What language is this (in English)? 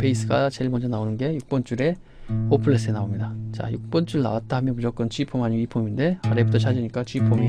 Korean